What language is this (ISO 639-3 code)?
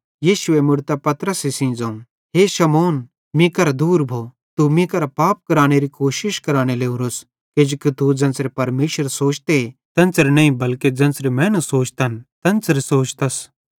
bhd